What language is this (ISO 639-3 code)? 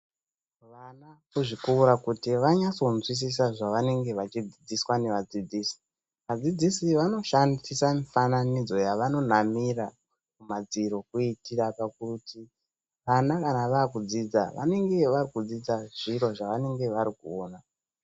ndc